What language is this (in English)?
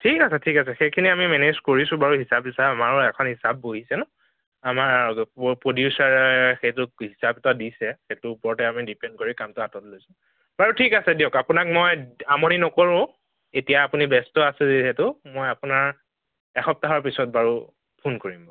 Assamese